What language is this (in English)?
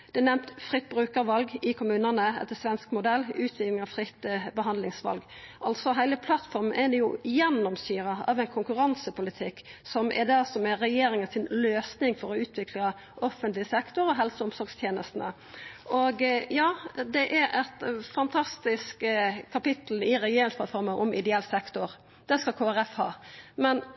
Norwegian Nynorsk